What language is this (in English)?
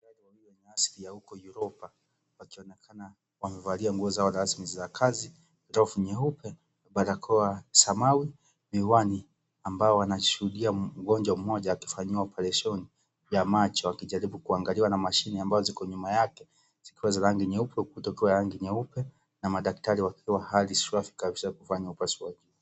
Swahili